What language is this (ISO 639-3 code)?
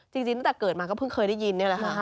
tha